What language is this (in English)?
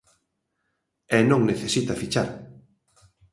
Galician